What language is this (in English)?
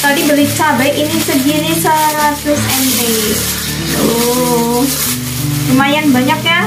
Indonesian